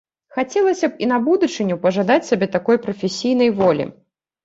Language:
Belarusian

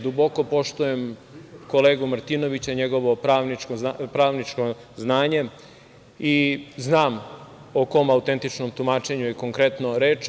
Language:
Serbian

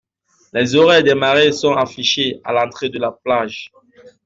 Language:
French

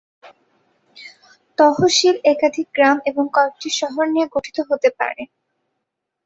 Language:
Bangla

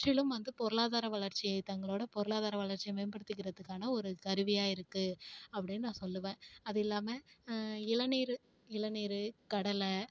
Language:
Tamil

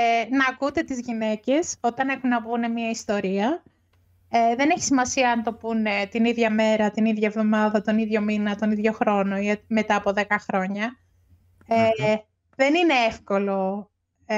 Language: Greek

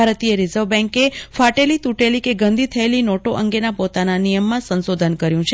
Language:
Gujarati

